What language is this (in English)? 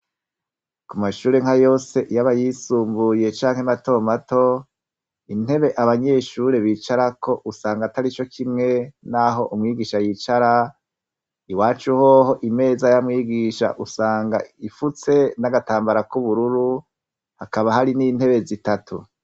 Rundi